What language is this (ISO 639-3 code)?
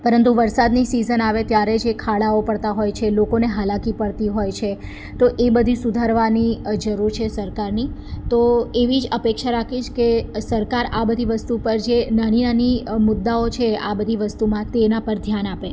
guj